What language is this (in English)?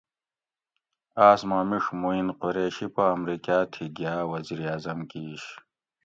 Gawri